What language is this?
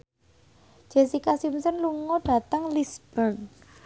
Javanese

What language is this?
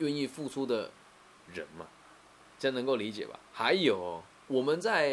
Chinese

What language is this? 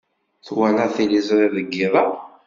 Kabyle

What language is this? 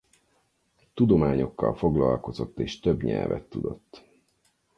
Hungarian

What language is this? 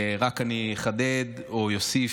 Hebrew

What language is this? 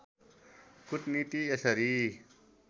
Nepali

